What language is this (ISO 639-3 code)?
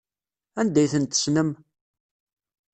kab